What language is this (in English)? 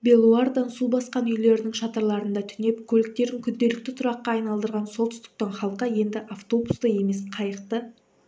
Kazakh